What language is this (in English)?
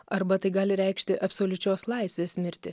Lithuanian